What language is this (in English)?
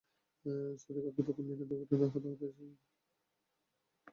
Bangla